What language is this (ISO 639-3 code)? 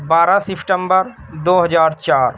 urd